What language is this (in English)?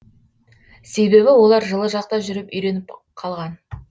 Kazakh